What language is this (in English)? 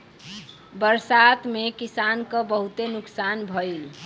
Bhojpuri